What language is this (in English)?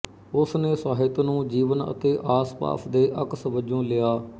Punjabi